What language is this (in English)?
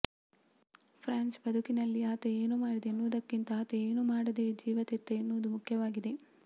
Kannada